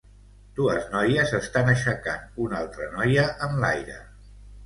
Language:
Catalan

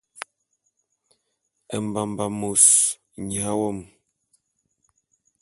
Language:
Bulu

